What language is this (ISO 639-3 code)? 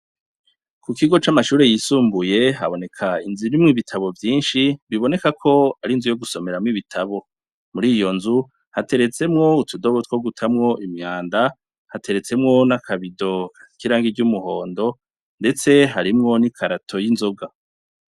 run